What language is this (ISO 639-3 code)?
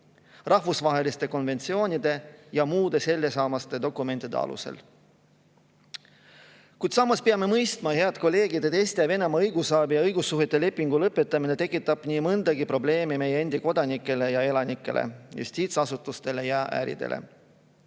est